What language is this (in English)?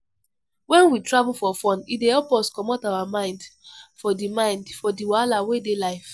Nigerian Pidgin